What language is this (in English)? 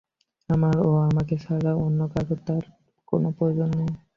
Bangla